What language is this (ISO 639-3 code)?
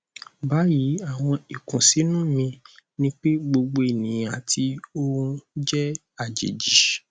yor